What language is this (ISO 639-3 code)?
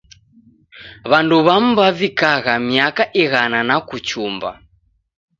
dav